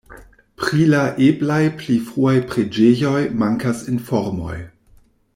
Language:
Esperanto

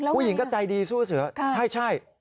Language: Thai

